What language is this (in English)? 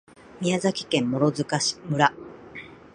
Japanese